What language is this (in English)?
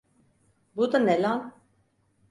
Turkish